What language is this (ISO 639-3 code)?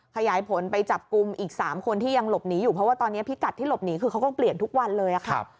tha